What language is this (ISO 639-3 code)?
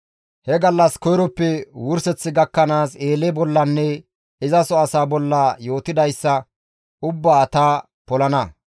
gmv